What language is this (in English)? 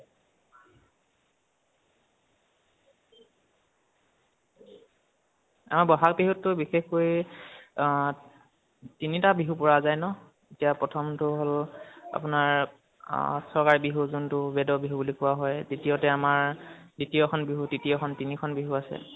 Assamese